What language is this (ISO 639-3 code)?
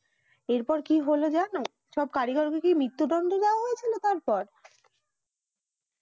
ben